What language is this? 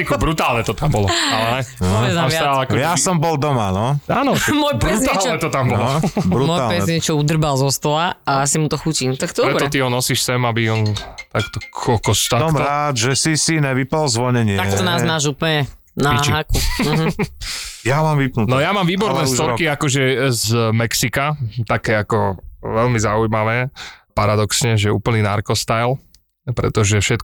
Slovak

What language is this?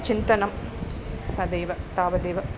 Sanskrit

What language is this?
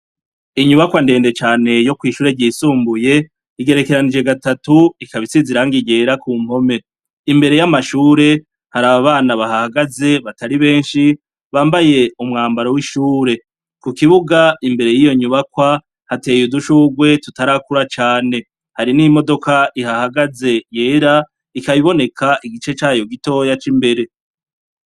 Rundi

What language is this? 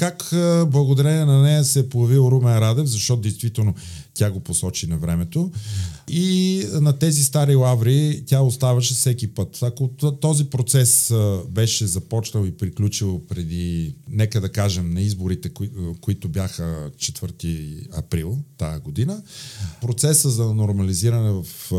Bulgarian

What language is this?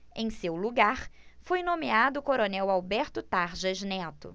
Portuguese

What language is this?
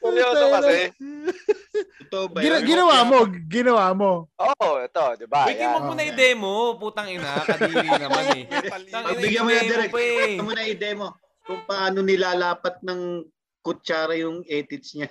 Filipino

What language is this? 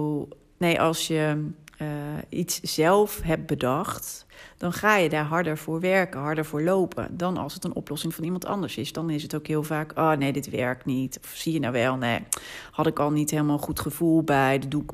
Dutch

